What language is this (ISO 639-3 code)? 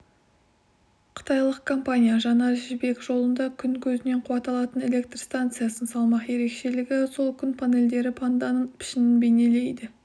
kaz